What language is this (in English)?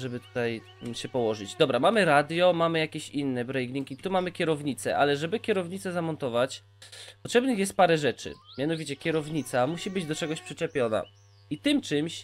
Polish